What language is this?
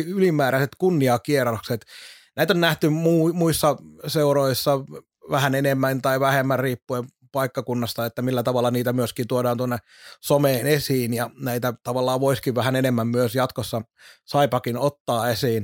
Finnish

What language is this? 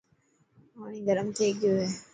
Dhatki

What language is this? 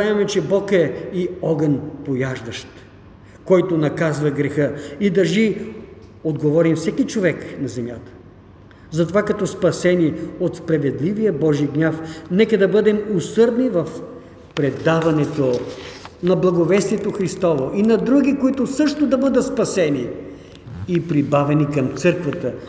Bulgarian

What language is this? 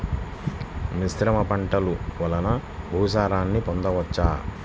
Telugu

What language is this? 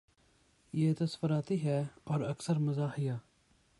Urdu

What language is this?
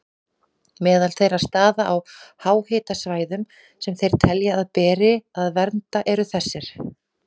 Icelandic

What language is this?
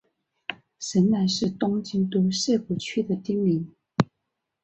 Chinese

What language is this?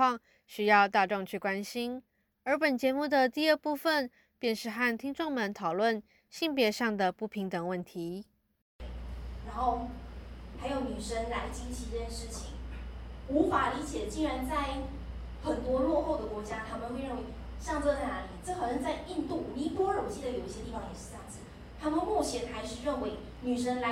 Chinese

